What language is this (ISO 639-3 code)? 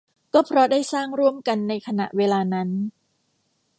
tha